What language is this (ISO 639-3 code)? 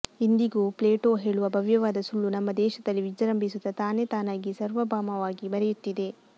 kan